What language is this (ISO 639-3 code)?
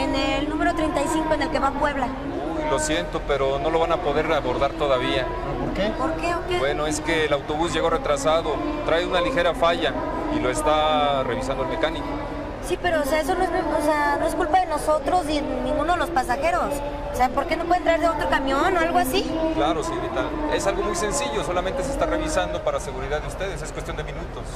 spa